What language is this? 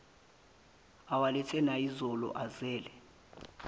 Zulu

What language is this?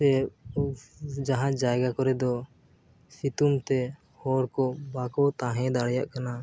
Santali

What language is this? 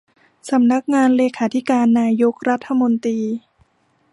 Thai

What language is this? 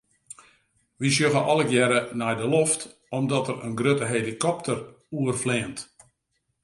Western Frisian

